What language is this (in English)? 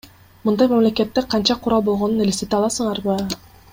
Kyrgyz